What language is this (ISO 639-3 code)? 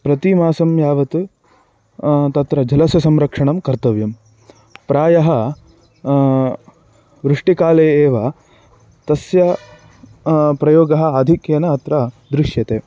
san